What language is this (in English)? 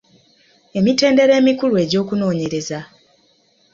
Ganda